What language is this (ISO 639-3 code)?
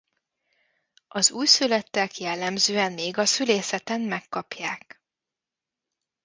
hun